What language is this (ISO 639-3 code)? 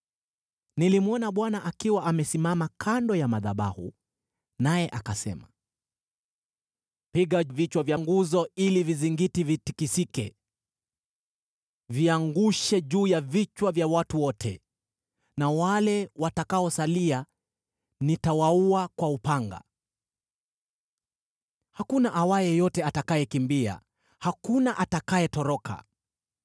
swa